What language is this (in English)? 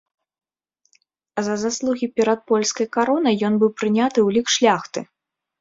Belarusian